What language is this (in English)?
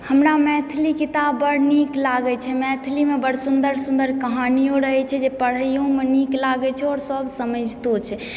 Maithili